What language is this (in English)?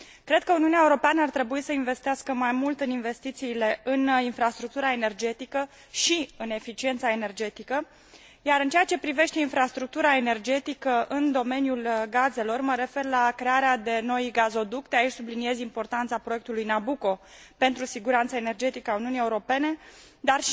Romanian